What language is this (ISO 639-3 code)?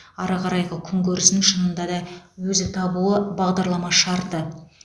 kaz